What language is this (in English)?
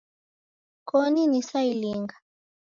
Taita